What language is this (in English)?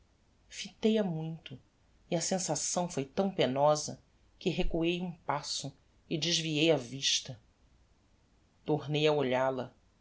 Portuguese